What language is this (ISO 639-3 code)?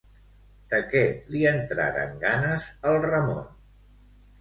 cat